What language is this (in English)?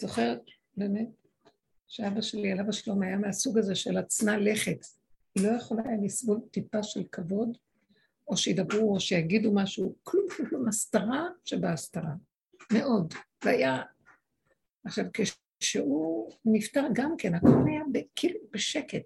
Hebrew